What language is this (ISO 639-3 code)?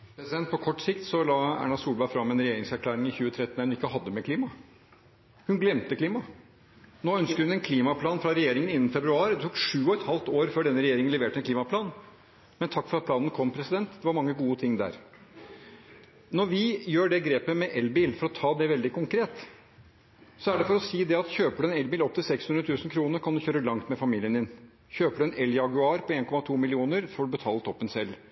nob